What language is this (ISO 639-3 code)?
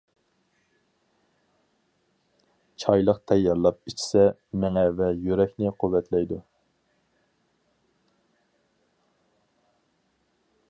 uig